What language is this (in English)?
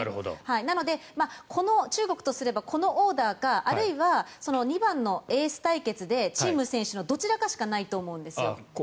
Japanese